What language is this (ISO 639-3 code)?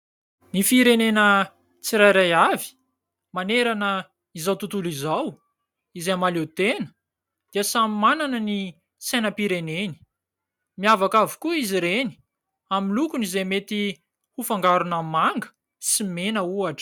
mlg